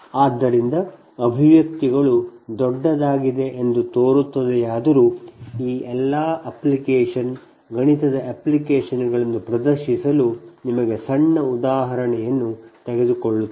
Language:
Kannada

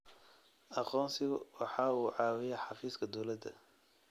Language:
Somali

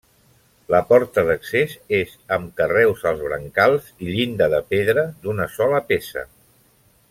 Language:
Catalan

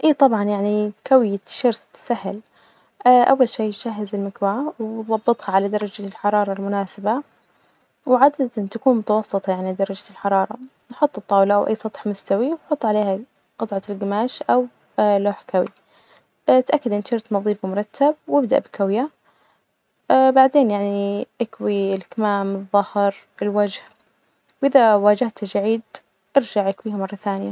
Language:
Najdi Arabic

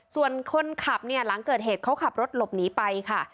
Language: Thai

